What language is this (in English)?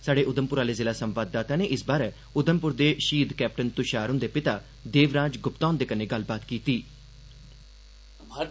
Dogri